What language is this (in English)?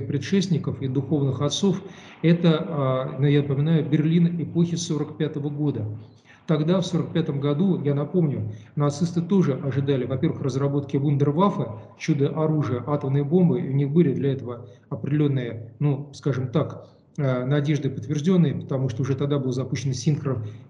Russian